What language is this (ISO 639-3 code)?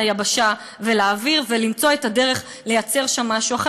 heb